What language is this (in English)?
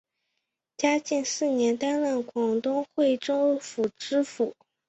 Chinese